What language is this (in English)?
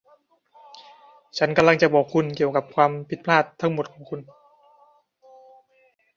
Thai